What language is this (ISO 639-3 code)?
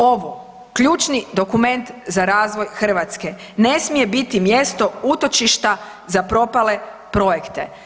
hrv